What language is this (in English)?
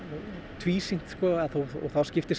Icelandic